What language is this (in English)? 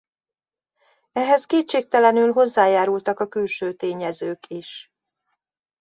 Hungarian